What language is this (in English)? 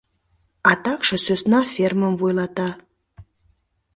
Mari